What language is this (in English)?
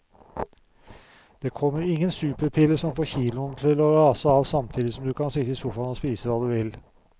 Norwegian